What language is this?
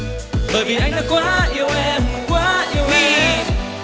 Vietnamese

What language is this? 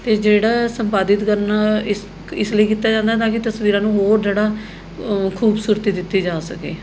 Punjabi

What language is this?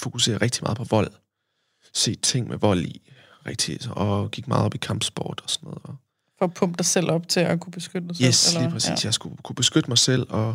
Danish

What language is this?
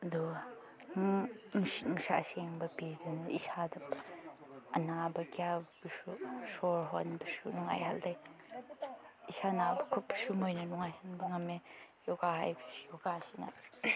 Manipuri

